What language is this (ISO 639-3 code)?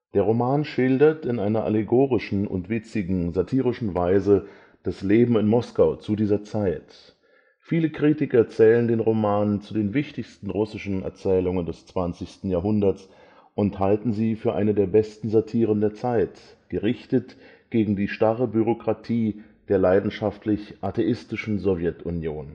deu